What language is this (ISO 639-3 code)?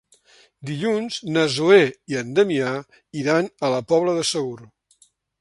cat